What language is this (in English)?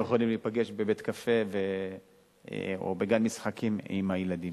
Hebrew